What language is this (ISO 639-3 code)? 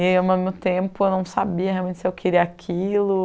por